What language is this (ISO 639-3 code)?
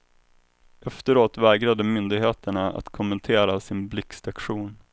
swe